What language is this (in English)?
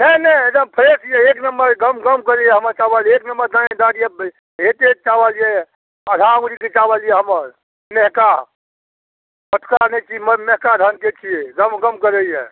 Maithili